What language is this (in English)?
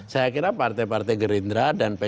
Indonesian